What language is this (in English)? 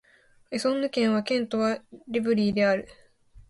Japanese